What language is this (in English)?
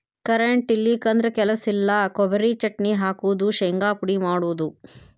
Kannada